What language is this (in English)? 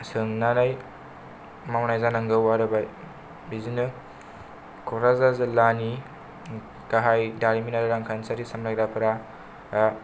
Bodo